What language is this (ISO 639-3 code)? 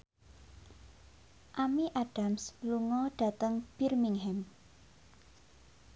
jav